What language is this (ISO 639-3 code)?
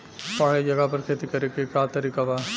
bho